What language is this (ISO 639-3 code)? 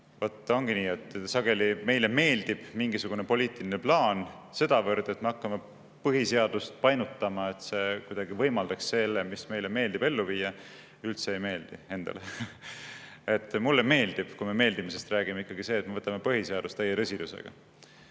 est